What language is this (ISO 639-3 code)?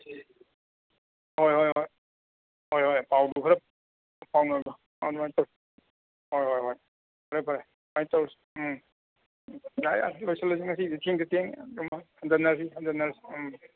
mni